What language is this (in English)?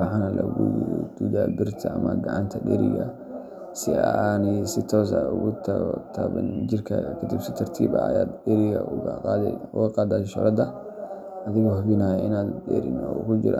Somali